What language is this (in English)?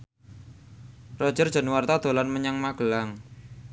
Javanese